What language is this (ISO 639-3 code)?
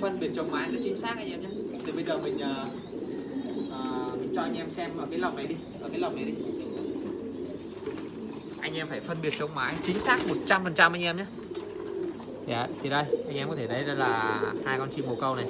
vie